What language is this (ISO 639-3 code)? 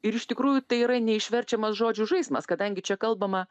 lit